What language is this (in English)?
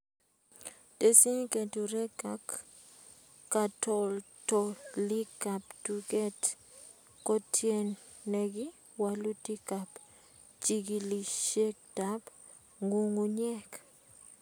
Kalenjin